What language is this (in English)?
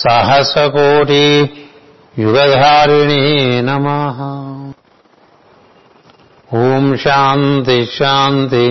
Telugu